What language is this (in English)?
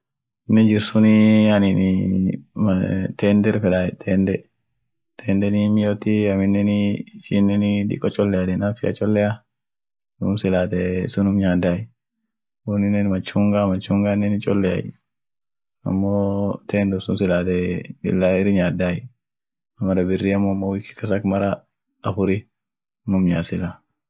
Orma